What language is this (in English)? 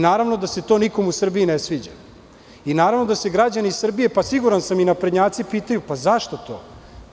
Serbian